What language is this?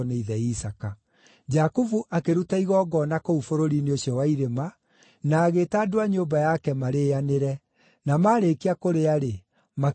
Kikuyu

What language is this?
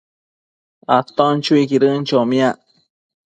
Matsés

